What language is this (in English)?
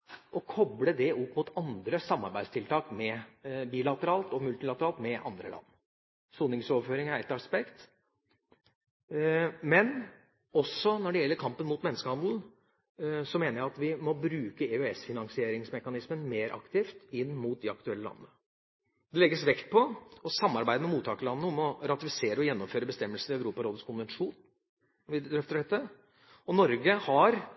Norwegian Bokmål